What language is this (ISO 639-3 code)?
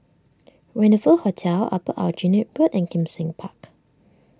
eng